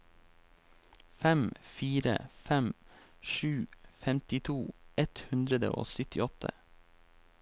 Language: Norwegian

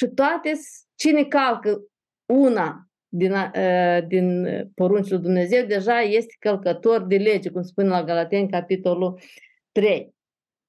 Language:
Romanian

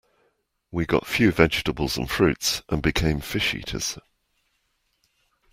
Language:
English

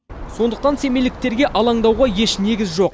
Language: Kazakh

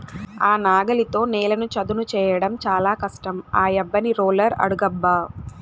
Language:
Telugu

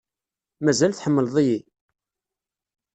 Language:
Kabyle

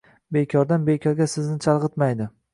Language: Uzbek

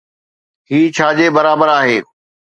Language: Sindhi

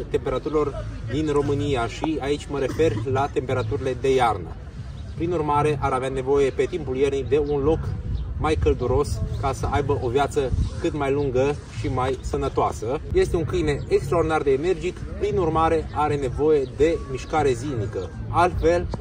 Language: Romanian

